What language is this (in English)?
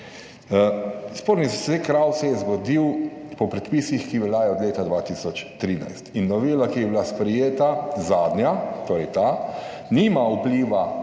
Slovenian